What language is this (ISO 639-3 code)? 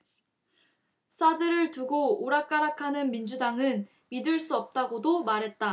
kor